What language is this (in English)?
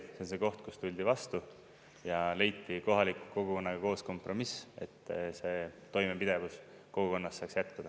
Estonian